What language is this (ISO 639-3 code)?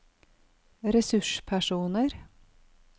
nor